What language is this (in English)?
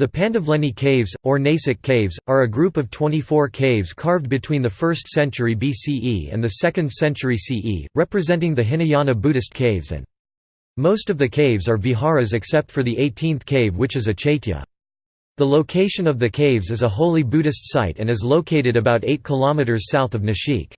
English